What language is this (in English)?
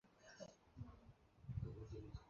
Chinese